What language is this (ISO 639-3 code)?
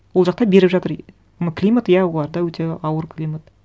kaz